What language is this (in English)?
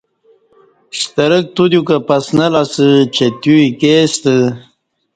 Kati